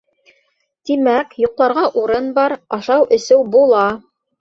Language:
Bashkir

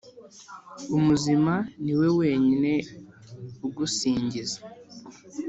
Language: Kinyarwanda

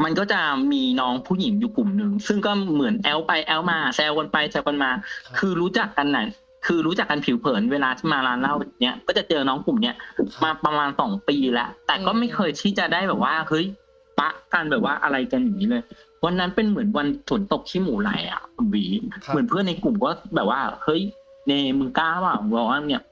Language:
Thai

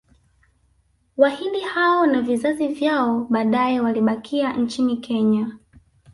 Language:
Swahili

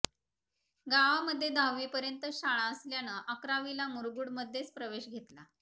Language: Marathi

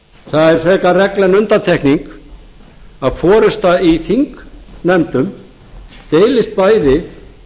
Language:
Icelandic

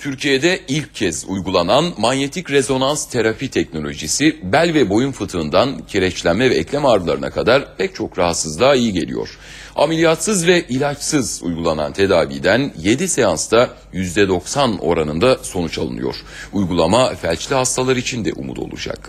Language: Turkish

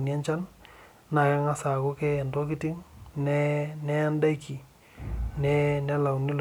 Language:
Masai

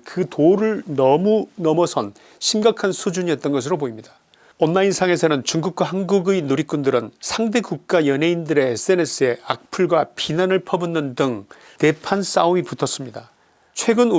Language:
Korean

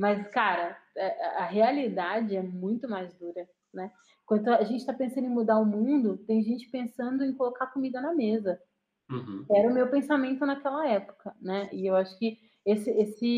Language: Portuguese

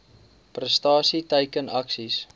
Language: Afrikaans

